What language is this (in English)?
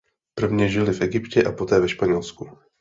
Czech